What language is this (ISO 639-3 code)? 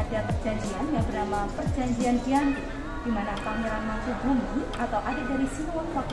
ind